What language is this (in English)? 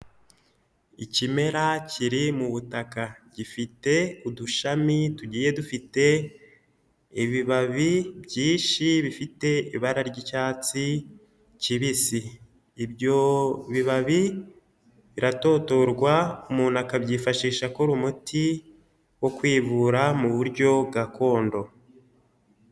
Kinyarwanda